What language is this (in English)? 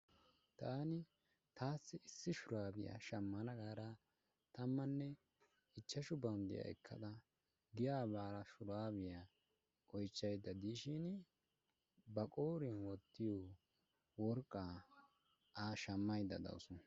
Wolaytta